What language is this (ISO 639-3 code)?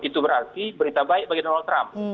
ind